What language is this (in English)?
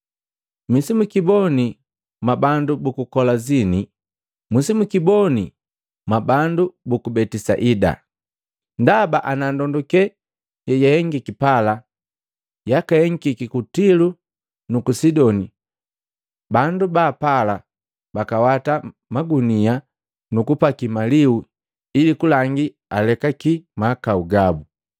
Matengo